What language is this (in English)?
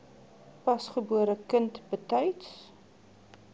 Afrikaans